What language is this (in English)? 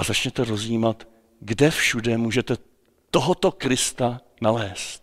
Czech